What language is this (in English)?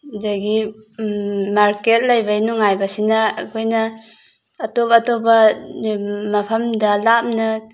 Manipuri